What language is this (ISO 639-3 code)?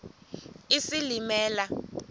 xho